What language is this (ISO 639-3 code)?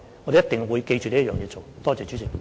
yue